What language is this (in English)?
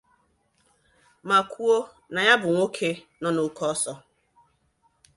Igbo